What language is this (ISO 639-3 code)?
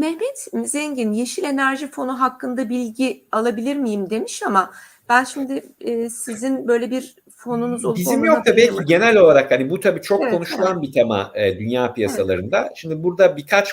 tur